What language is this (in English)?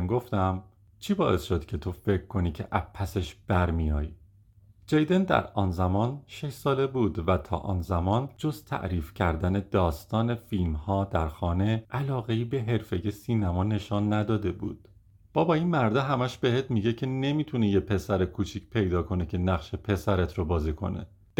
Persian